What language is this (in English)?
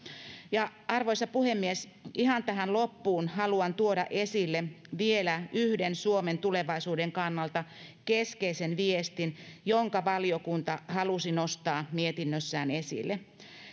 Finnish